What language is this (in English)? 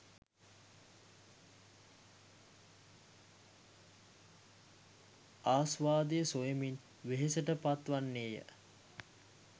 Sinhala